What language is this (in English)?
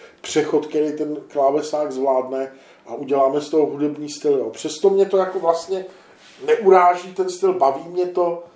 Czech